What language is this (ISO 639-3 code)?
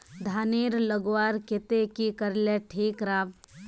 mag